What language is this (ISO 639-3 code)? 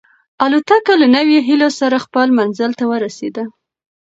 pus